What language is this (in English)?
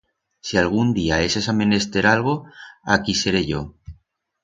Aragonese